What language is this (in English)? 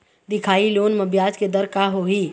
Chhattisgarhi